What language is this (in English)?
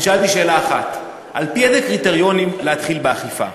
Hebrew